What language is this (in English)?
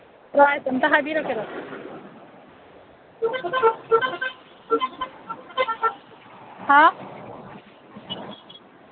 Manipuri